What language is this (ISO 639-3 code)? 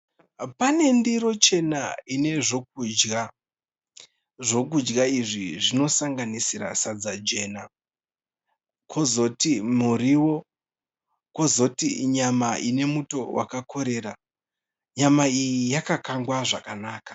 sna